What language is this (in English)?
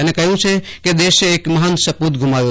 Gujarati